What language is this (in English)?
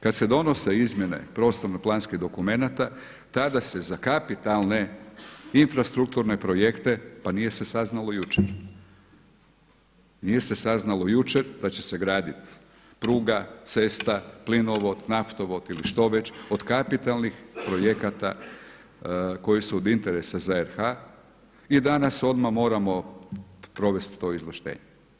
Croatian